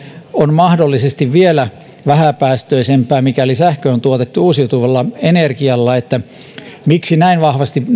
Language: Finnish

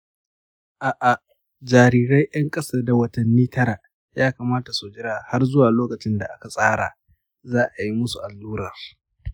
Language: Hausa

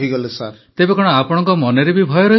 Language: Odia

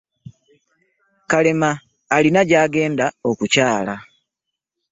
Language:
Ganda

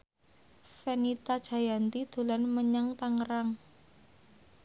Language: Javanese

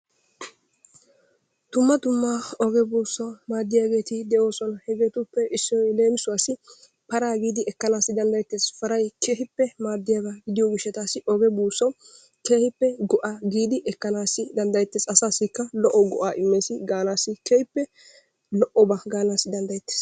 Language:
Wolaytta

